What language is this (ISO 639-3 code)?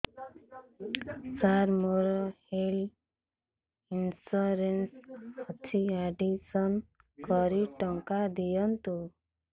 ori